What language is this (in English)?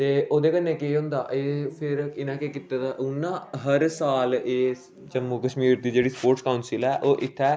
Dogri